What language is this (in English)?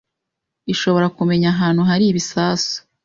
Kinyarwanda